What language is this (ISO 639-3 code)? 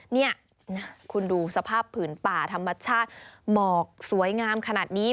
tha